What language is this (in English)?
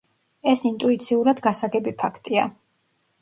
Georgian